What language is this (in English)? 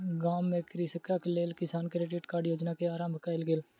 Maithili